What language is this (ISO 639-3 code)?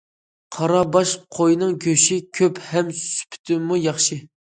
uig